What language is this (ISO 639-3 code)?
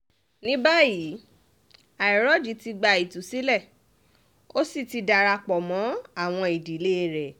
yor